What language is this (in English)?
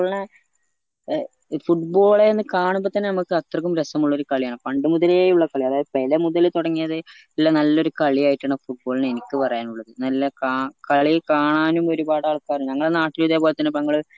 Malayalam